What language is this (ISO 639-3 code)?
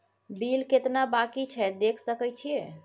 mai